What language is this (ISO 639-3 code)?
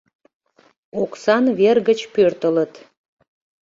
chm